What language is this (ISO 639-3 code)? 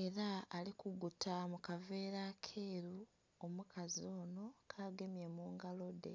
xog